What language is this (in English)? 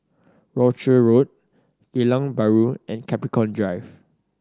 English